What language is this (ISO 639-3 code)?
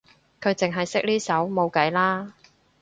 yue